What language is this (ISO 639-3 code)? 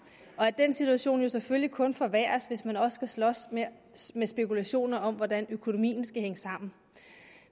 dan